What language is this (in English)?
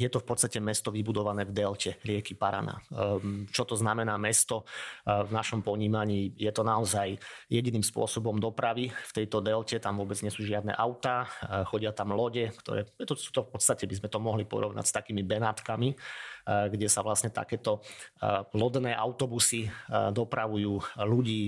Slovak